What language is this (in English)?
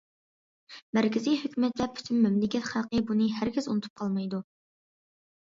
Uyghur